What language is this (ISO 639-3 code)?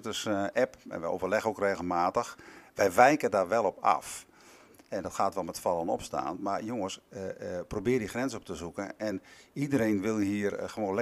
nld